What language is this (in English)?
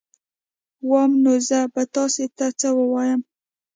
Pashto